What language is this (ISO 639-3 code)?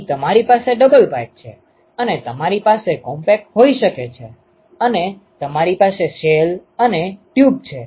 guj